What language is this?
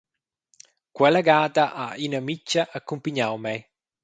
Romansh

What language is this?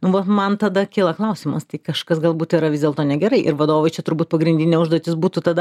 Lithuanian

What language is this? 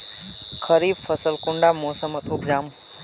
Magahi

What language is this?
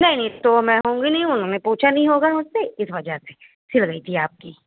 Urdu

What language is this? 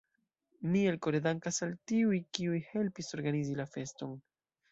Esperanto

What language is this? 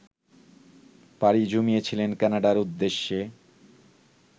Bangla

